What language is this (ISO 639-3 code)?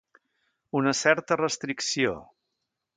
cat